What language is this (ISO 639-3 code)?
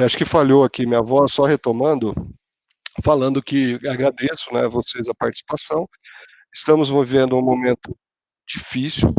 por